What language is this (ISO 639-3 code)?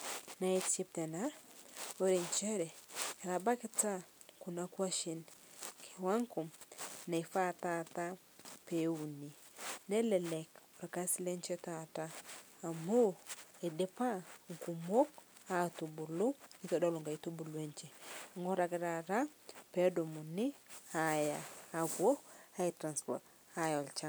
mas